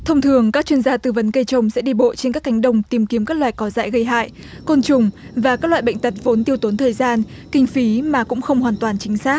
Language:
Vietnamese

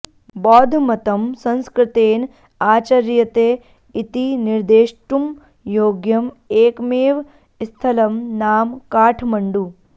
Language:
Sanskrit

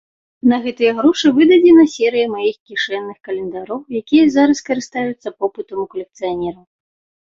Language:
Belarusian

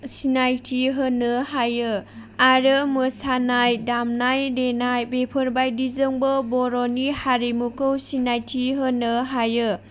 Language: Bodo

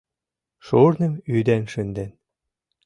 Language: Mari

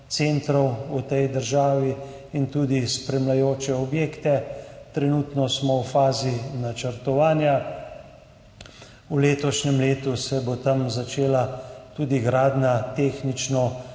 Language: Slovenian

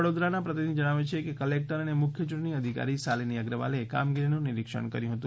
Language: Gujarati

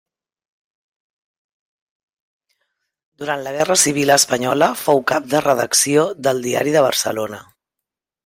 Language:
Catalan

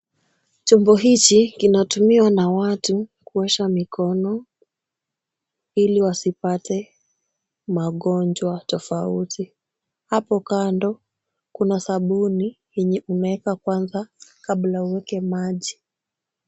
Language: Swahili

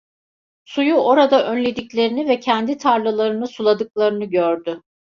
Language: Turkish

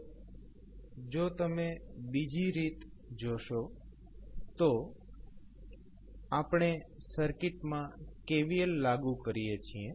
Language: Gujarati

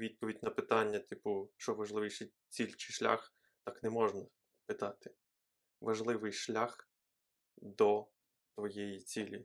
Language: Ukrainian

